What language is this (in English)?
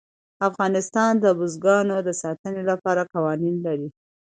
Pashto